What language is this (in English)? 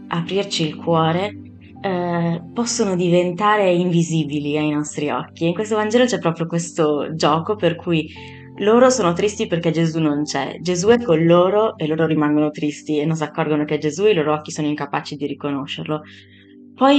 Italian